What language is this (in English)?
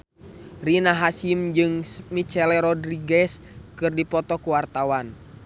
Sundanese